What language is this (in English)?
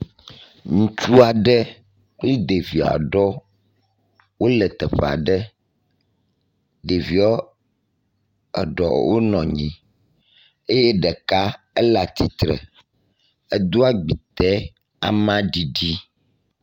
Ewe